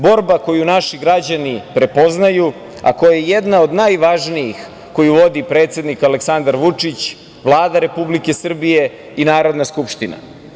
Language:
Serbian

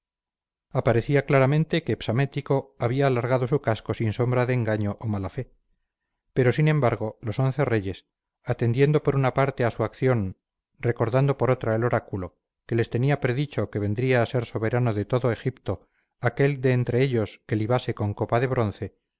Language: Spanish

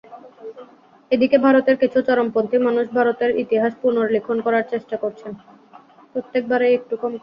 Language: Bangla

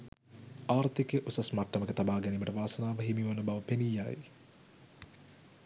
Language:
Sinhala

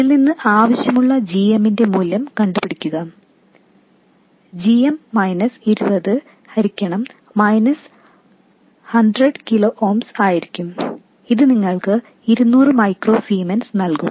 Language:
Malayalam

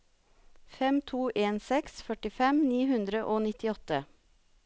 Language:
Norwegian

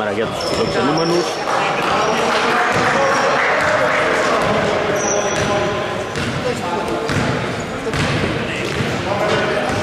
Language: Greek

